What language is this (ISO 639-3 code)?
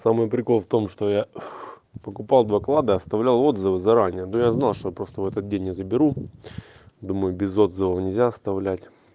rus